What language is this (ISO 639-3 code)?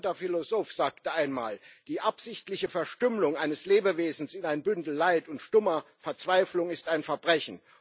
deu